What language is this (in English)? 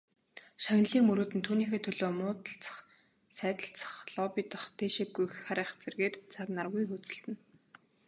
Mongolian